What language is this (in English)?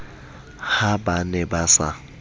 Southern Sotho